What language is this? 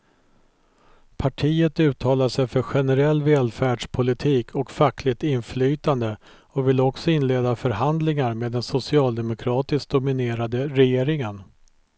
Swedish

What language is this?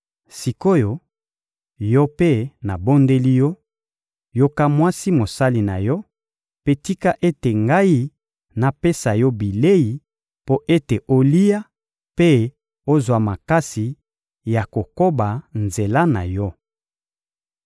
Lingala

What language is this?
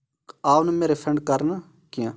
Kashmiri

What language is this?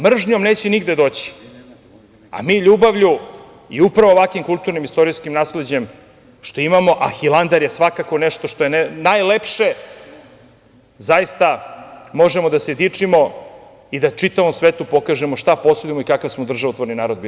Serbian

